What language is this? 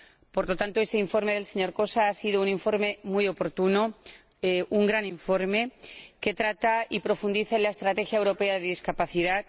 Spanish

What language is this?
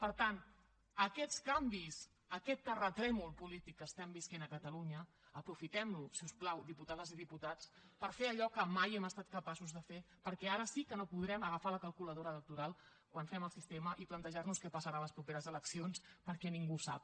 Catalan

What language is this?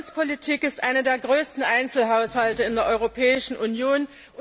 German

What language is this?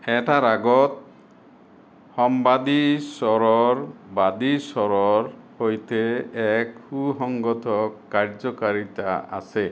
Assamese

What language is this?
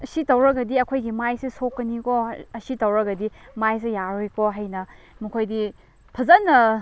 Manipuri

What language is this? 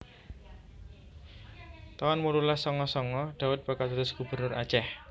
Javanese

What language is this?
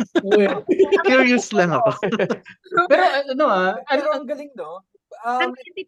Filipino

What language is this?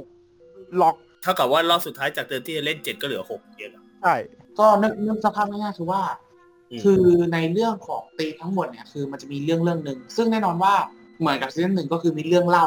Thai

